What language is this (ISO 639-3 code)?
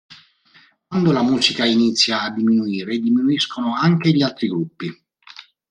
ita